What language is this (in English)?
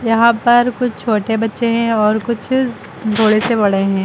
Hindi